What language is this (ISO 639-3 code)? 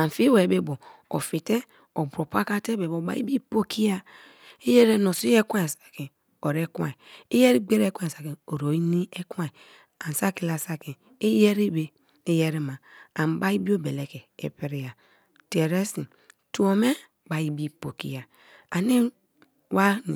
ijn